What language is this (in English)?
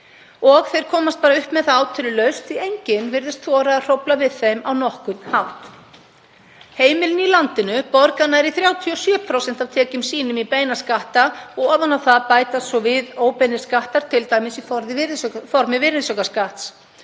Icelandic